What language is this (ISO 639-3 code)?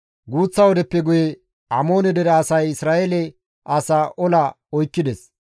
gmv